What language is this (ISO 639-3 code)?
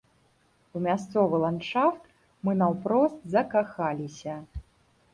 bel